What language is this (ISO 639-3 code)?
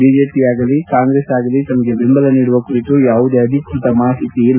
kan